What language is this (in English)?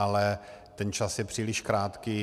Czech